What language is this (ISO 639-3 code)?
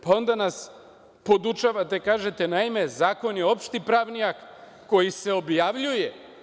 srp